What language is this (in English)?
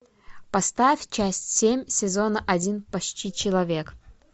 Russian